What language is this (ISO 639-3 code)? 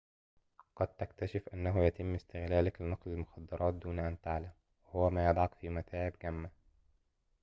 ara